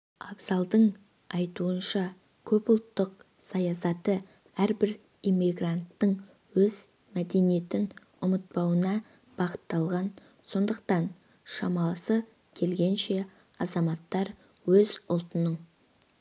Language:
Kazakh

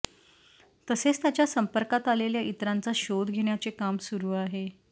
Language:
Marathi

